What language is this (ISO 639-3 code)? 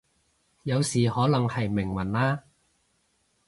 yue